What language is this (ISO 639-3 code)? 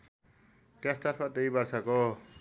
nep